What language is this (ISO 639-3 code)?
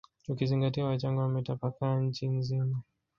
swa